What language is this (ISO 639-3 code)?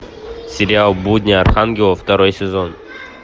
rus